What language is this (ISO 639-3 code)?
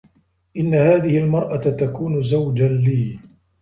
ara